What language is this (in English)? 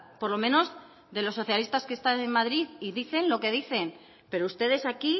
Spanish